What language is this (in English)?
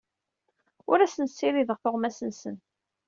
Kabyle